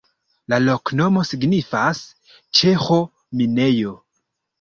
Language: Esperanto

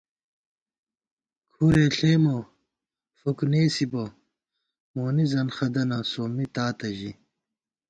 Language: Gawar-Bati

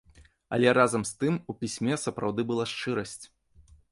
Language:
Belarusian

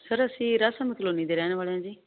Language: Punjabi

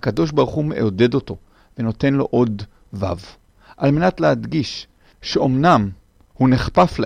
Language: Hebrew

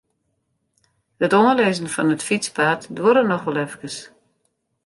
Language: Western Frisian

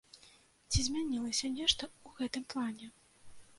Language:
Belarusian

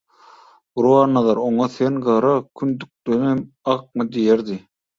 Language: Turkmen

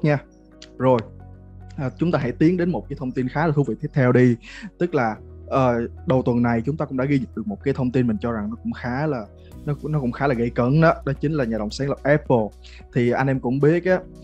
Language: Vietnamese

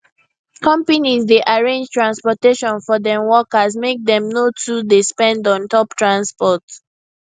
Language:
Nigerian Pidgin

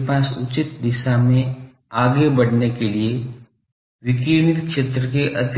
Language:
Hindi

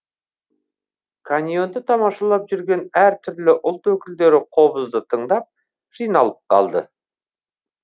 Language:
Kazakh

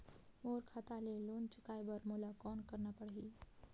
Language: Chhattisgarhi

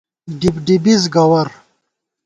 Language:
Gawar-Bati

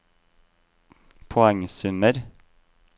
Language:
Norwegian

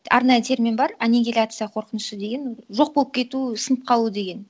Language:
Kazakh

